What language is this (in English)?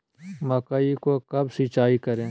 Magahi